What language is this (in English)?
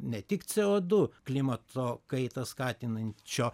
Lithuanian